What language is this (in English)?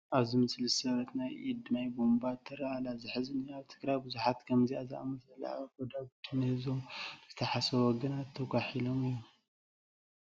Tigrinya